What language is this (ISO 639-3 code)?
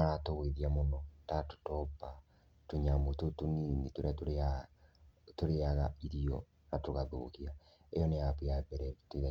kik